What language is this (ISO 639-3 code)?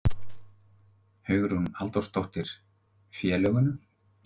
isl